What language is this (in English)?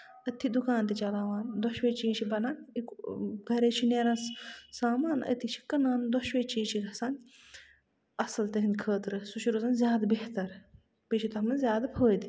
Kashmiri